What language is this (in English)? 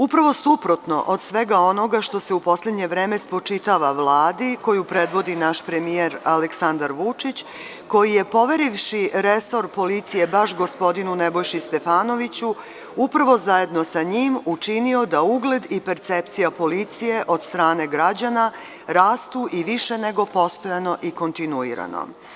Serbian